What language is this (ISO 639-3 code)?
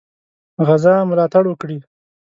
pus